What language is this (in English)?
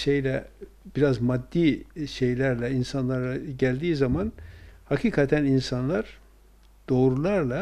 Turkish